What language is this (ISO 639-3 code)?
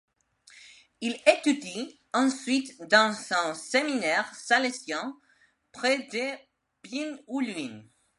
fra